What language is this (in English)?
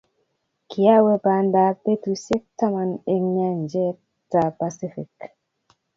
Kalenjin